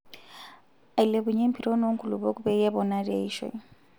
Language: Masai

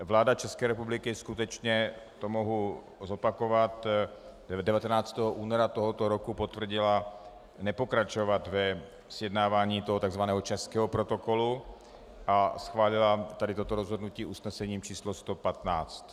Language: Czech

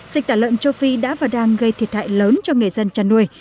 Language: Vietnamese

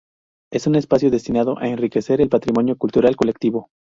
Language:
Spanish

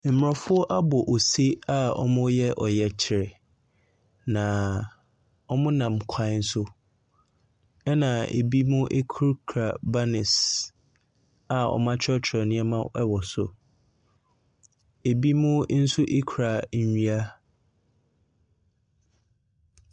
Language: Akan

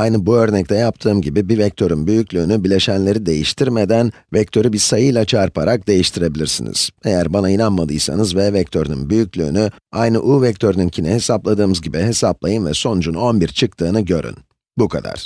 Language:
Turkish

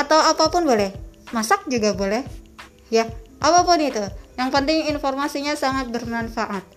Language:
Indonesian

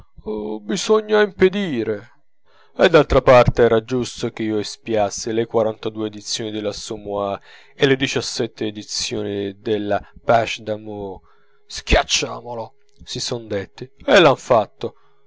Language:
Italian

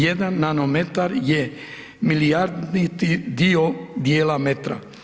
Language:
Croatian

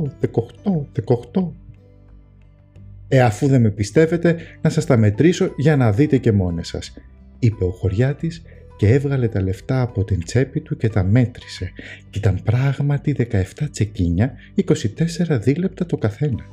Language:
Greek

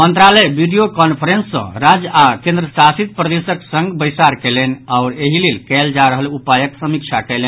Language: Maithili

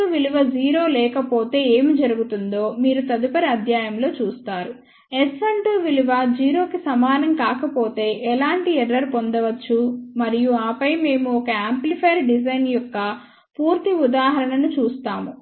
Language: Telugu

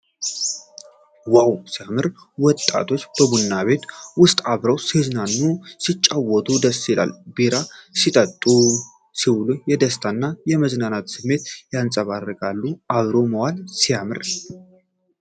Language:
Amharic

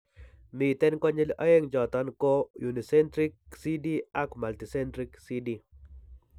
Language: Kalenjin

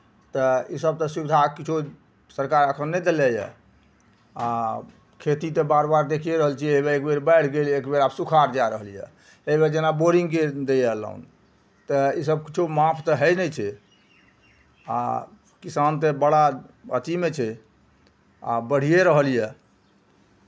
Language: Maithili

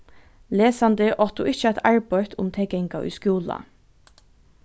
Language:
Faroese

